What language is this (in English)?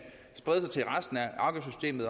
Danish